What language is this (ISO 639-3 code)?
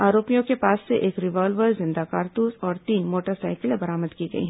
hin